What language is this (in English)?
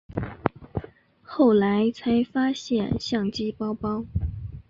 Chinese